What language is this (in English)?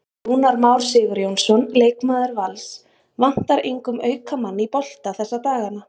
Icelandic